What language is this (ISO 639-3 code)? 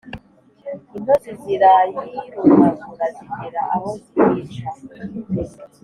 kin